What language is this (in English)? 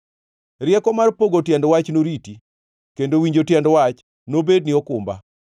Luo (Kenya and Tanzania)